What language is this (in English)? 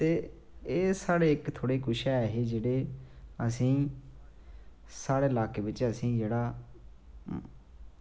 Dogri